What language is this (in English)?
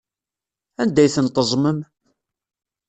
Kabyle